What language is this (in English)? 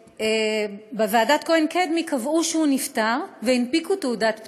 Hebrew